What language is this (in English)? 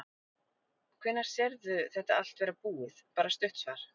Icelandic